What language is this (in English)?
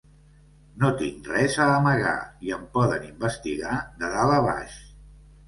Catalan